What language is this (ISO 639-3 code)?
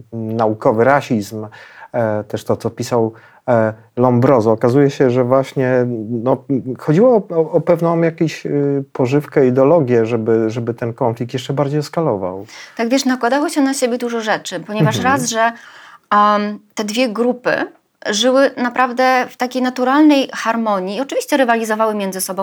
pol